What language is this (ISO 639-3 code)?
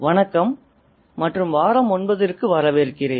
tam